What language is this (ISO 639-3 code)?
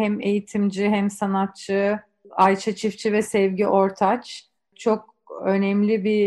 tur